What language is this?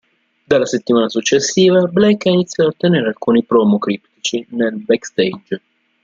Italian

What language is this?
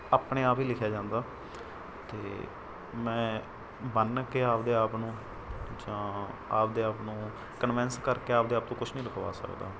Punjabi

